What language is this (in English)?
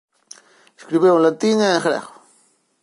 Galician